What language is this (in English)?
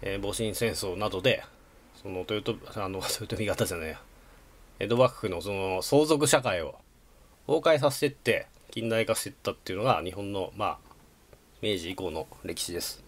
Japanese